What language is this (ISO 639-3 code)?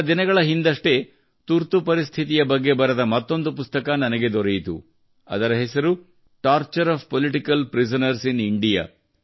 kan